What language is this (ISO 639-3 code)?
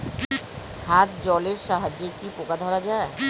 ben